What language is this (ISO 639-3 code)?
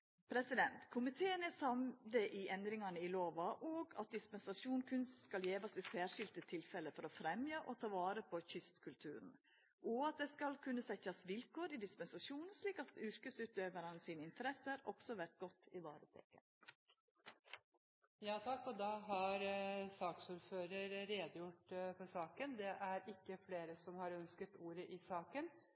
nor